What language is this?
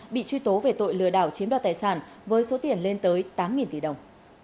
Vietnamese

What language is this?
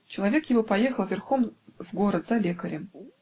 Russian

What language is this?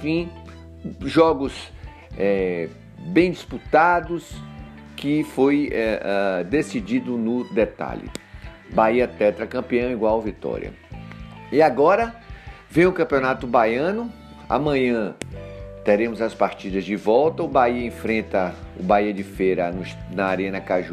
Portuguese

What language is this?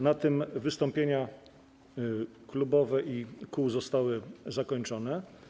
Polish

